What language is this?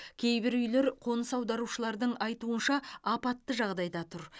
Kazakh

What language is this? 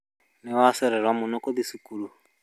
Kikuyu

